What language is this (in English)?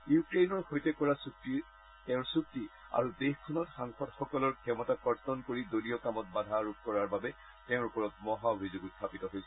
Assamese